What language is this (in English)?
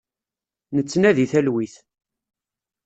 Kabyle